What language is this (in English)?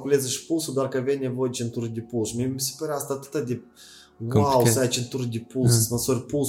Romanian